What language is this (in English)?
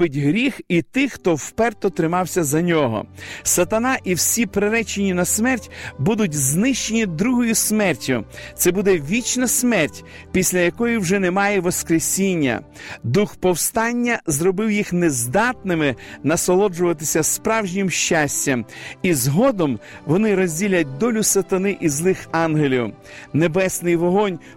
Ukrainian